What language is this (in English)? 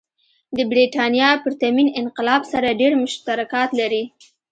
Pashto